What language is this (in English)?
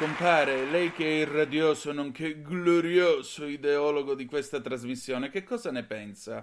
Italian